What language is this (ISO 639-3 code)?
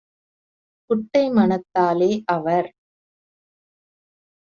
tam